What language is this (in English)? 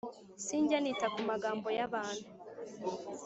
Kinyarwanda